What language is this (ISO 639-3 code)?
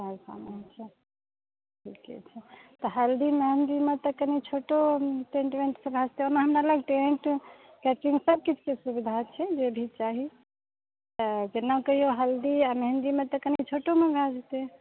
mai